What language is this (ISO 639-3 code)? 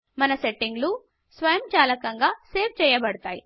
tel